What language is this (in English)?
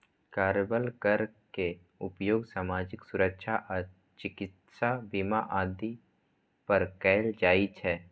Maithili